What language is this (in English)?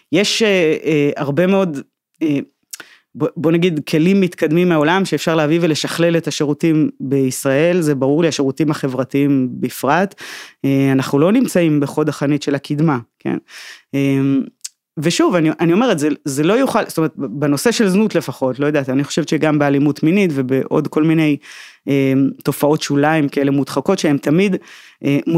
Hebrew